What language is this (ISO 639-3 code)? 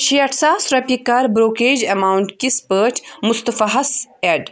kas